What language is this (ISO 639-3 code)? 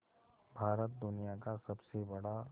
hin